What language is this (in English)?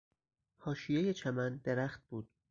Persian